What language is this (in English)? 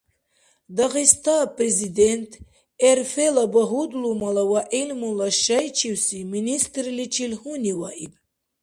Dargwa